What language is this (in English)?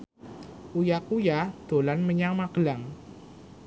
Javanese